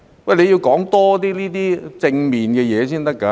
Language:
Cantonese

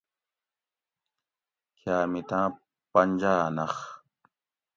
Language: Gawri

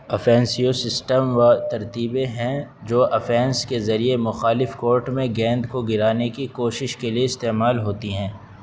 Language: Urdu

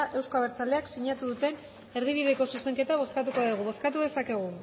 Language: Basque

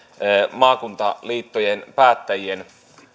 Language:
Finnish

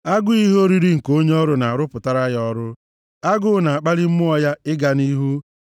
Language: Igbo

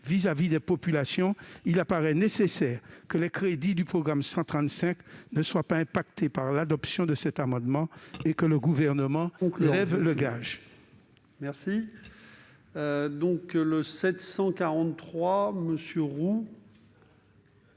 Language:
French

